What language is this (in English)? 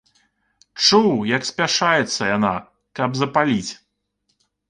Belarusian